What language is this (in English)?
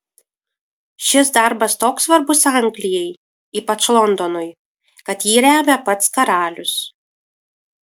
Lithuanian